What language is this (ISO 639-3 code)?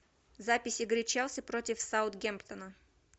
rus